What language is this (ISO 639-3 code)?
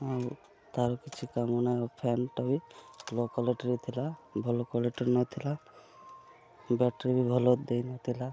ori